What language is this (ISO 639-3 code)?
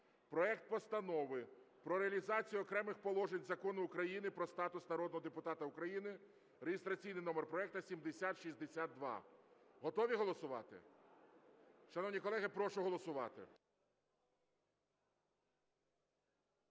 ukr